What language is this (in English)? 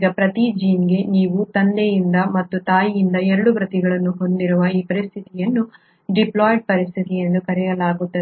Kannada